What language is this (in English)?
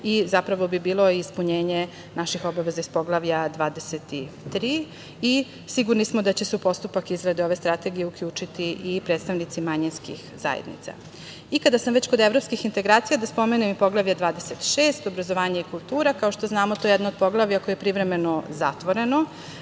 Serbian